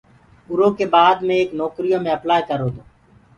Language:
Gurgula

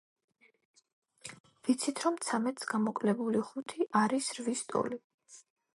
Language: Georgian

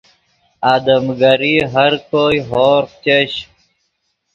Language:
Yidgha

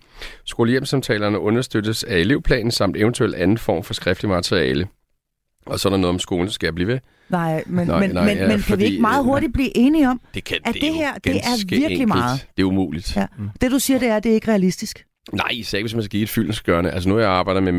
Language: Danish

